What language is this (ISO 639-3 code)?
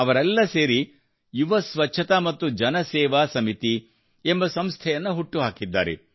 kan